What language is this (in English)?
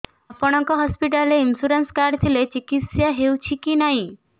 Odia